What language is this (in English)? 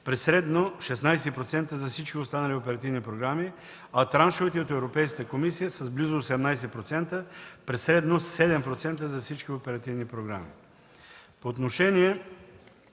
Bulgarian